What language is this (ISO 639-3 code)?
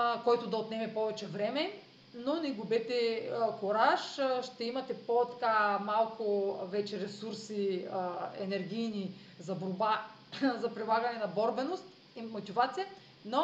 bul